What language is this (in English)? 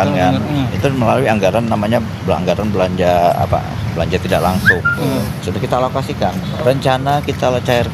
Indonesian